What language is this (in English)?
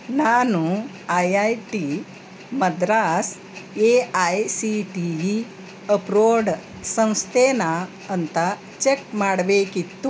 Kannada